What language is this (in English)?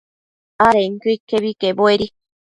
Matsés